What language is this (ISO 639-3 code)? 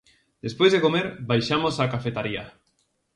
glg